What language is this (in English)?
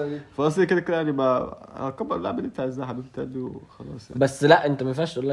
Arabic